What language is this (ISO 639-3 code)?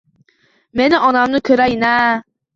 uzb